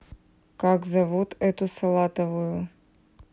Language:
Russian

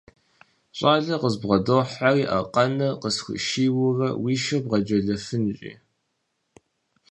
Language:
Kabardian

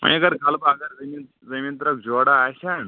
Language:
Kashmiri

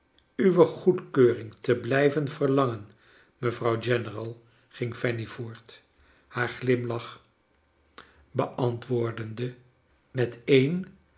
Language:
Dutch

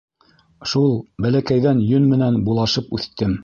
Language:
Bashkir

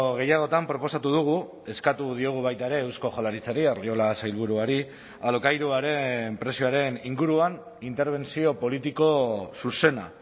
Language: Basque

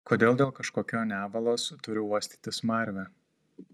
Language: Lithuanian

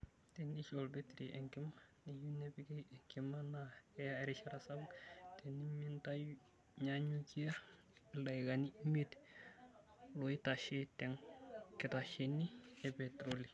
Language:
Masai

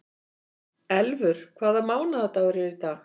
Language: Icelandic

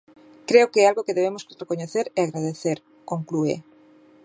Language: Galician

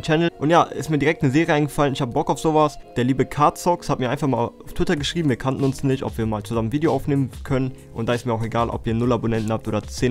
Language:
German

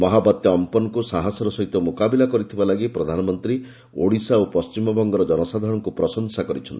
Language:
Odia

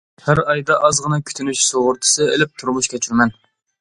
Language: Uyghur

